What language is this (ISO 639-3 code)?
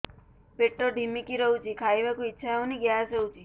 ori